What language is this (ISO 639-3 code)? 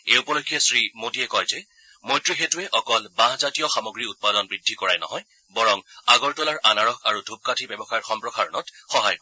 asm